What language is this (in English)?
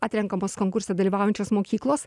Lithuanian